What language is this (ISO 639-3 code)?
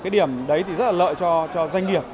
vie